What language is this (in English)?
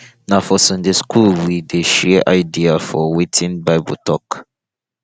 Nigerian Pidgin